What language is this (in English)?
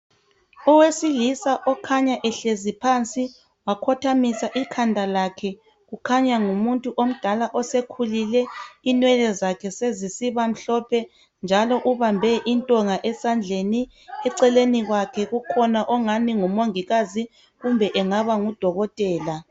North Ndebele